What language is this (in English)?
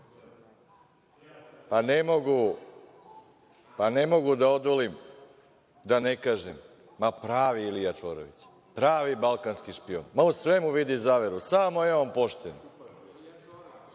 Serbian